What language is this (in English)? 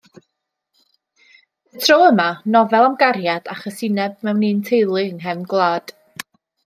Welsh